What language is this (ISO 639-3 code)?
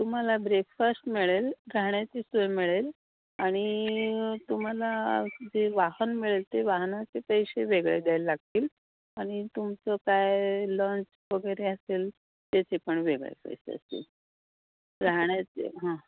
mar